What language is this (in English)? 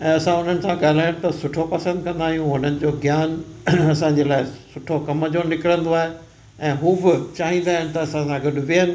Sindhi